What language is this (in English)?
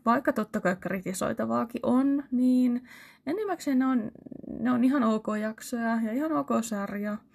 Finnish